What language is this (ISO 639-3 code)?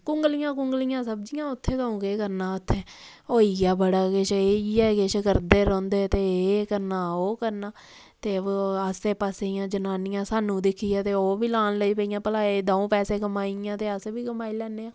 doi